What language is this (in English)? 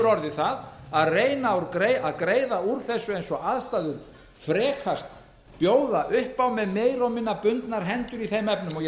Icelandic